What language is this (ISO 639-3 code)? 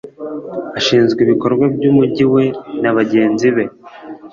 kin